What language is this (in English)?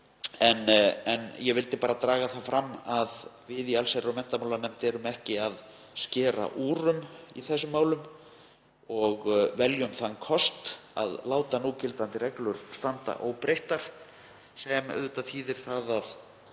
Icelandic